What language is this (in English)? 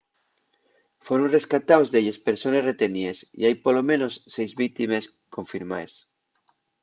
Asturian